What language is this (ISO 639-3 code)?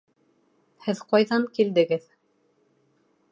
bak